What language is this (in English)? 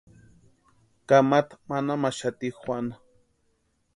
Western Highland Purepecha